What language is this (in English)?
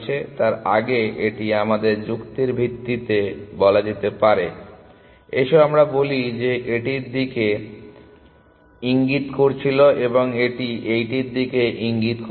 Bangla